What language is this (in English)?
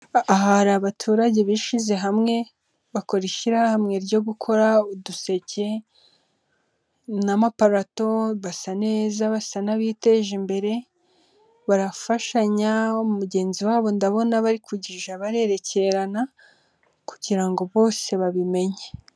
Kinyarwanda